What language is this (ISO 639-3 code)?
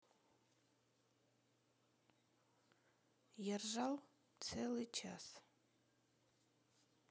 rus